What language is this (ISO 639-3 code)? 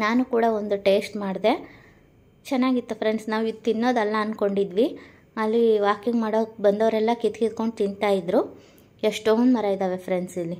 kan